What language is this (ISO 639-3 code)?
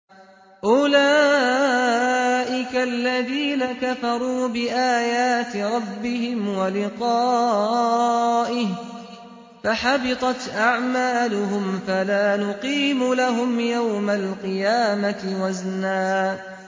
ara